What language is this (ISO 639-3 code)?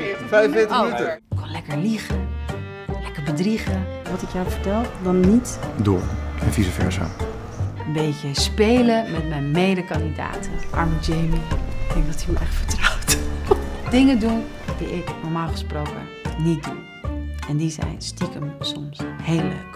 nld